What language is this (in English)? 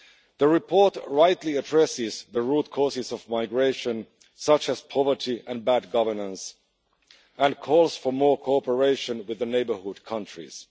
English